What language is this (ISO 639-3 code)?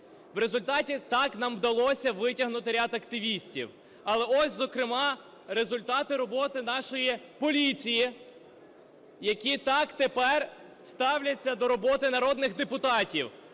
ukr